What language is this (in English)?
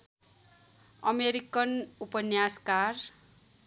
Nepali